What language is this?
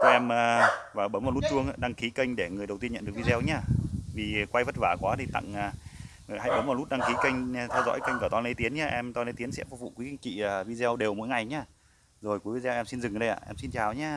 Vietnamese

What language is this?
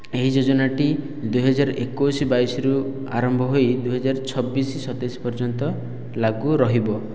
Odia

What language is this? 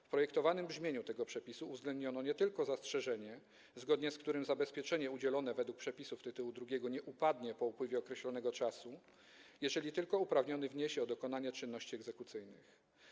Polish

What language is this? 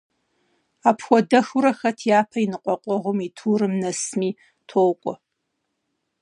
Kabardian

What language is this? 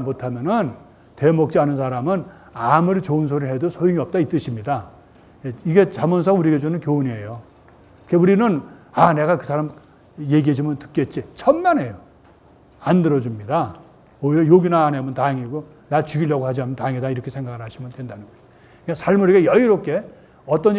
Korean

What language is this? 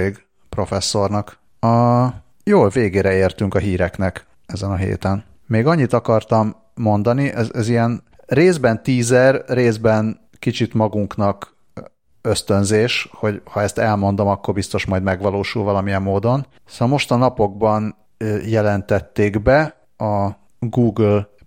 Hungarian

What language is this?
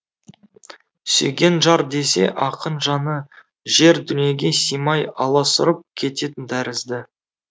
Kazakh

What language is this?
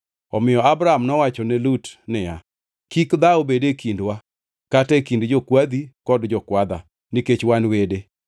Luo (Kenya and Tanzania)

